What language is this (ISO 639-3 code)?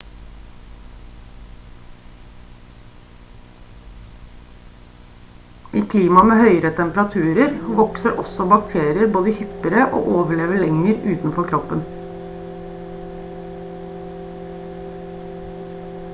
nob